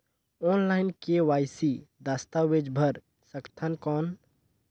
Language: Chhattisgarhi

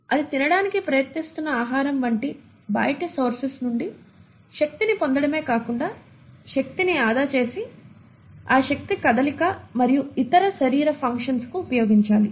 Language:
Telugu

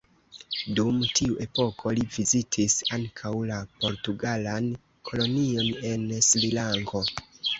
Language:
Esperanto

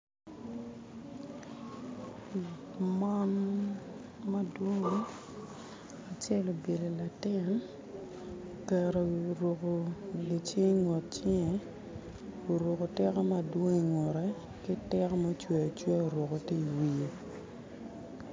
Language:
Acoli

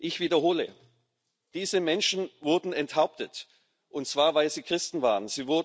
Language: German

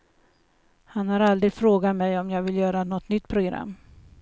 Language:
Swedish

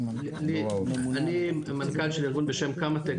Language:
Hebrew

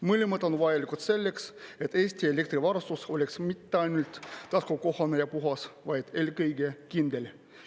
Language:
Estonian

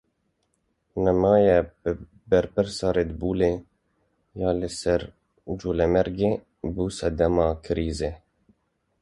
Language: Kurdish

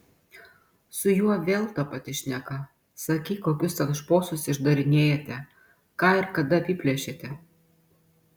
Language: Lithuanian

